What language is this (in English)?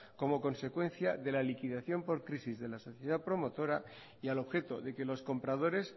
Spanish